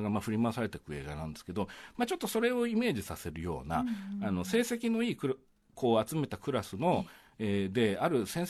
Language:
Japanese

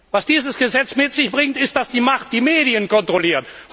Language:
German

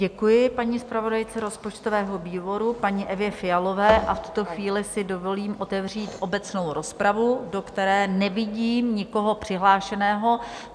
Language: Czech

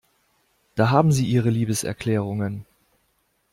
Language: German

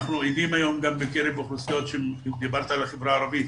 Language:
Hebrew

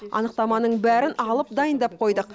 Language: Kazakh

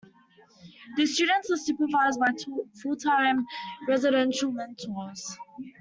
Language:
English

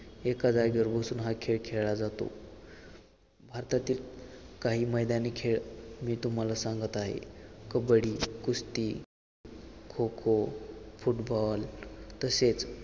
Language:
Marathi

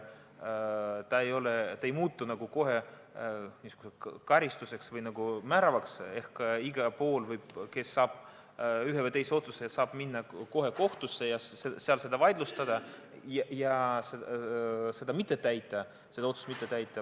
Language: Estonian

